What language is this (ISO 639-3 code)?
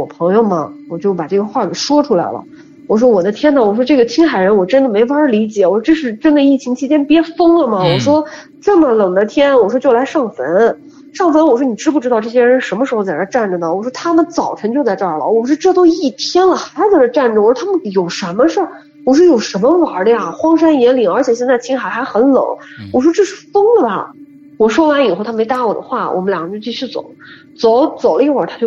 zho